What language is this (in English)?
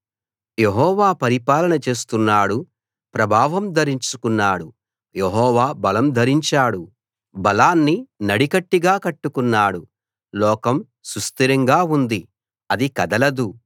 Telugu